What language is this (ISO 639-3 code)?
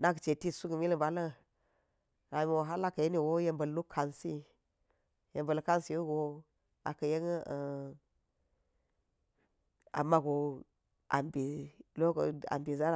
gyz